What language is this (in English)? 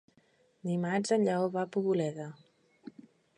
Catalan